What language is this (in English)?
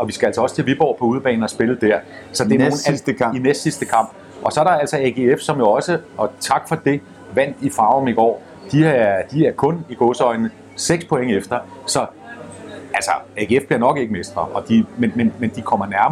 Danish